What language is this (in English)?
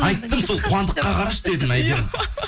Kazakh